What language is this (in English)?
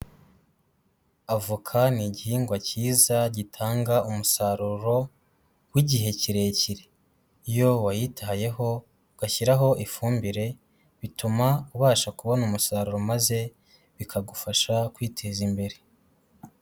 Kinyarwanda